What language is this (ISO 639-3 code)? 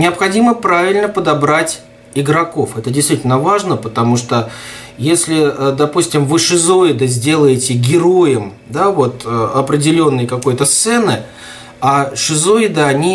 rus